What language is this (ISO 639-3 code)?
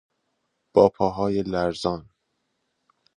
fas